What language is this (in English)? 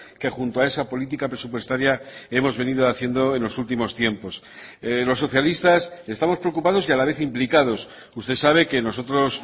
Spanish